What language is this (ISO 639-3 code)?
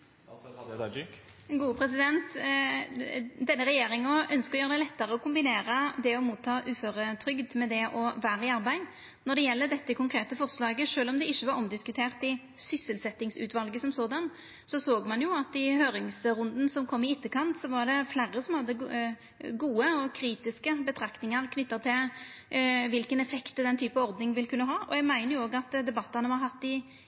nno